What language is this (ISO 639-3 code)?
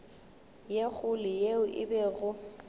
nso